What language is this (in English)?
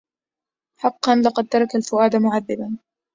Arabic